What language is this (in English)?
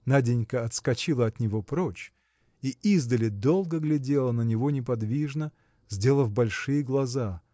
Russian